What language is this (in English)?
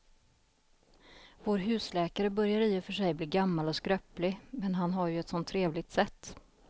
Swedish